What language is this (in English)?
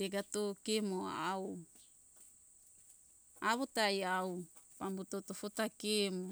Hunjara-Kaina Ke